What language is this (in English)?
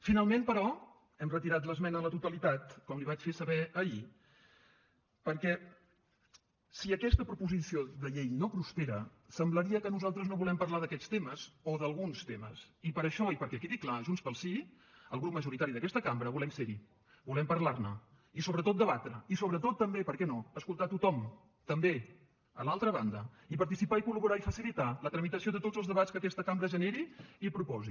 Catalan